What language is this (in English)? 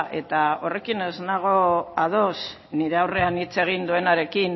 Basque